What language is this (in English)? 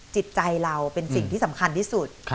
Thai